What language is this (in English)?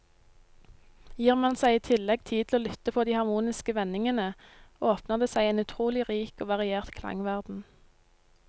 Norwegian